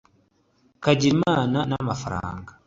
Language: Kinyarwanda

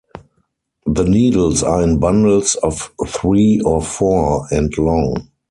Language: English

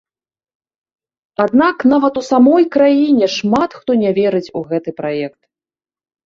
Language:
Belarusian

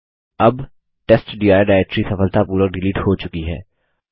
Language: Hindi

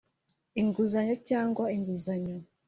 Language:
Kinyarwanda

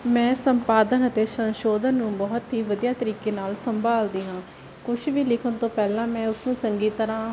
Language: Punjabi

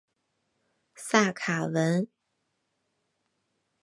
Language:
Chinese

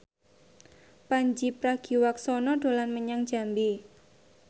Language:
Javanese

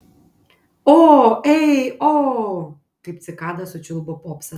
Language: Lithuanian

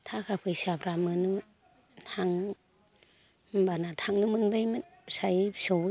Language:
Bodo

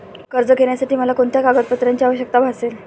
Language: Marathi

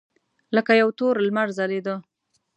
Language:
Pashto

